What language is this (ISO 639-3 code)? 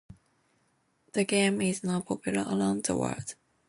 eng